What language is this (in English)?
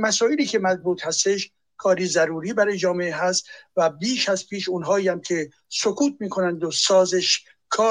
Persian